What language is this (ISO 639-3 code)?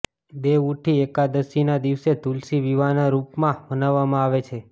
guj